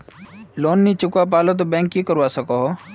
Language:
Magahi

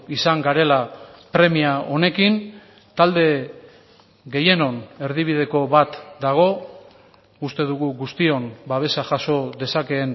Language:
Basque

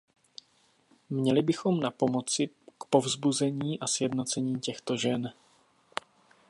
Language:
Czech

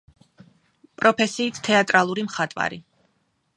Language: Georgian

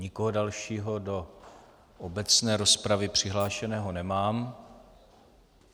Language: Czech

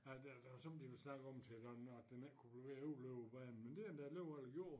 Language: Danish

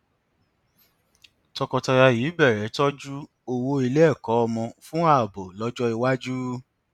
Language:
Yoruba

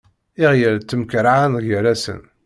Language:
Kabyle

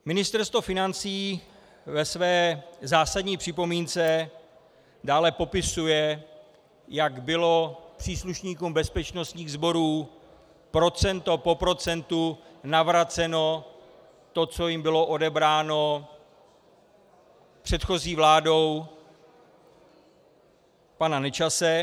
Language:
Czech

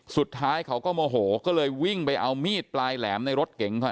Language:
Thai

